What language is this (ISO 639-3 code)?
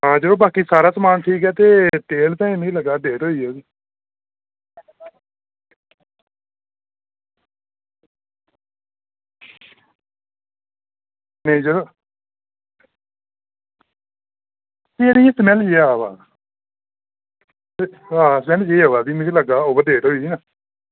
doi